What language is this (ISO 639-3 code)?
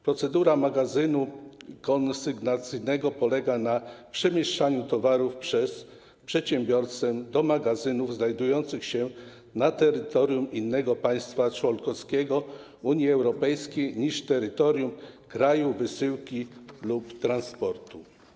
pol